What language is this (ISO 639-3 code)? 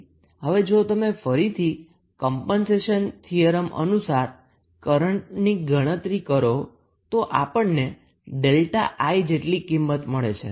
guj